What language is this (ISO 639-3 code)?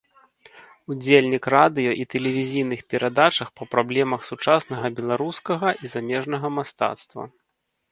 bel